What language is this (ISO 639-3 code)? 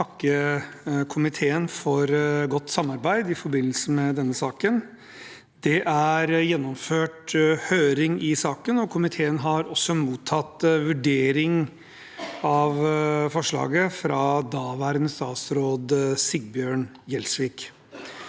nor